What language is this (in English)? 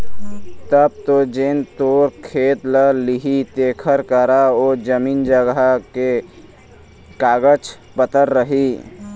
Chhattisgarhi